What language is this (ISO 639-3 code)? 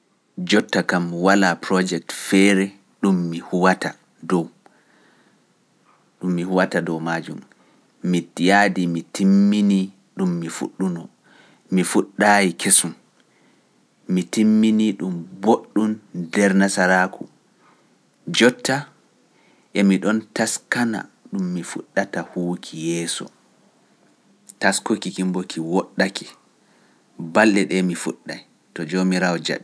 fuf